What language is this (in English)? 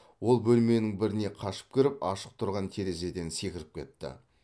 Kazakh